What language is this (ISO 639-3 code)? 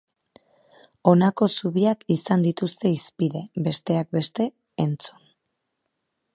eus